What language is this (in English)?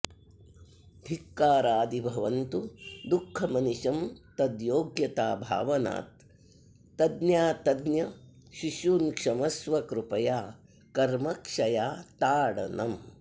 Sanskrit